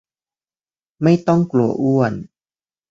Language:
Thai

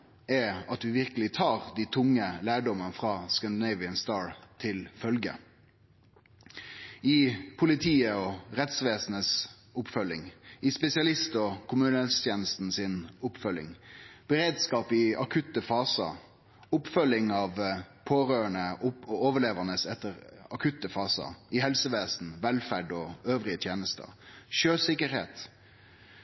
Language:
Norwegian Nynorsk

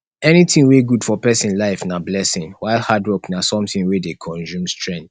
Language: Nigerian Pidgin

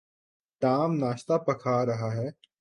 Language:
Urdu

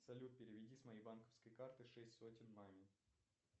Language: Russian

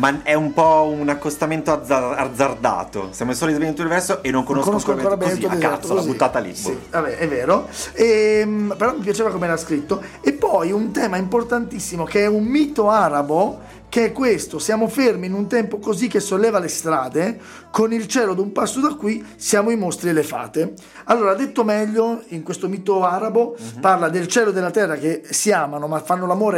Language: Italian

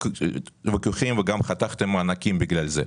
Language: Hebrew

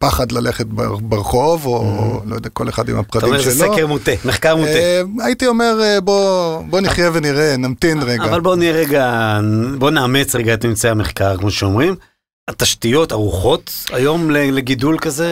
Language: Hebrew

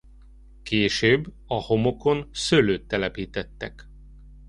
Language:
Hungarian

